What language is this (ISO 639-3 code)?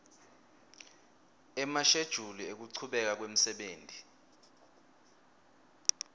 ssw